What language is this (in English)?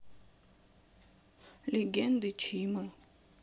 Russian